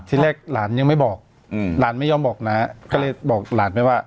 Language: Thai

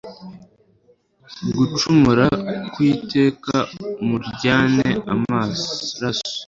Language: Kinyarwanda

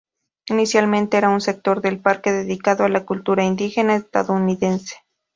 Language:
Spanish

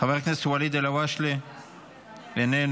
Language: Hebrew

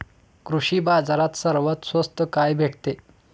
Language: Marathi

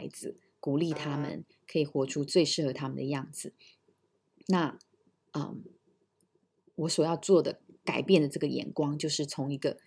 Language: Chinese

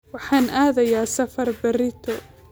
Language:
Somali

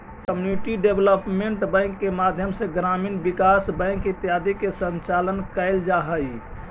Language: Magahi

